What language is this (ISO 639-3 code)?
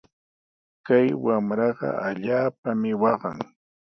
qws